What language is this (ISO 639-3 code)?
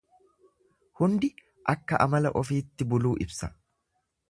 orm